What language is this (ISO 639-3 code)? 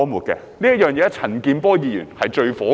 yue